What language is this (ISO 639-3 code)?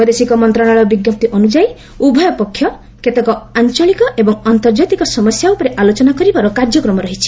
ori